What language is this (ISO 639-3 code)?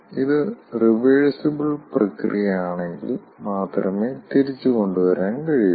mal